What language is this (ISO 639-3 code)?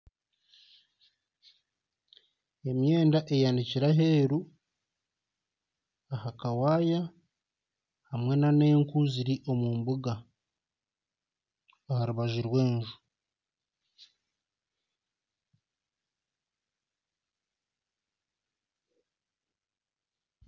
nyn